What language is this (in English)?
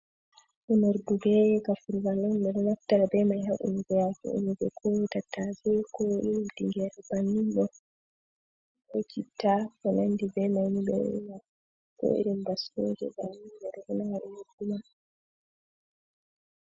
Fula